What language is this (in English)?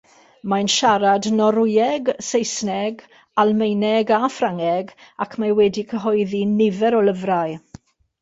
Welsh